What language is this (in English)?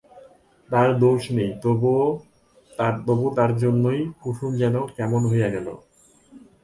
Bangla